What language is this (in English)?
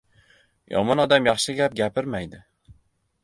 Uzbek